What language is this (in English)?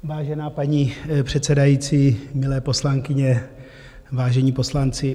Czech